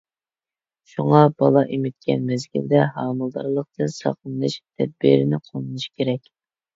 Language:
Uyghur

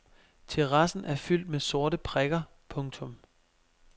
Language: Danish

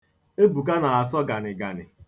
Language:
Igbo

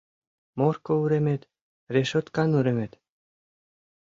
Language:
Mari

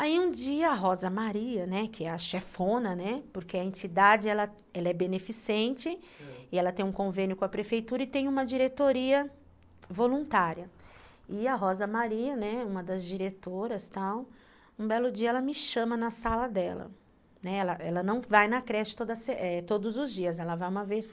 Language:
Portuguese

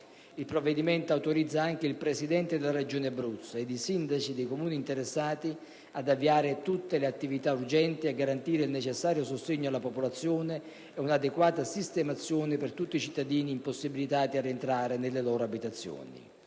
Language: Italian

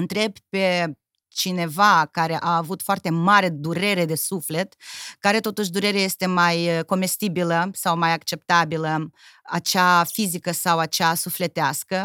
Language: Romanian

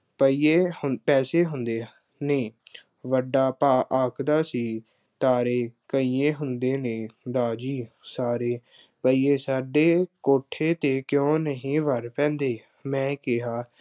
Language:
Punjabi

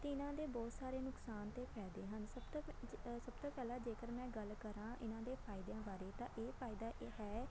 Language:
Punjabi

